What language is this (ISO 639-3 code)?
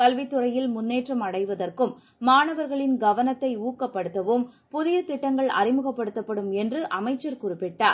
tam